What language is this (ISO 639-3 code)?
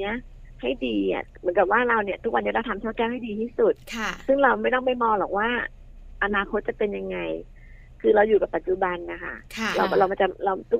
tha